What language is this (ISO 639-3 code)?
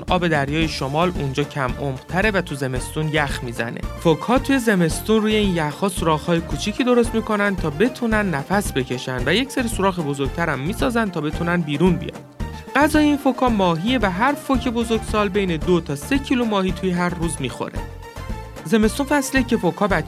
fas